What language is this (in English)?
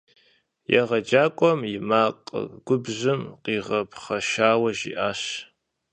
Kabardian